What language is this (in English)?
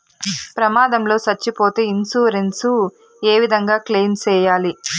Telugu